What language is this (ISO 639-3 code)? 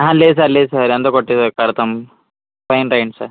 tel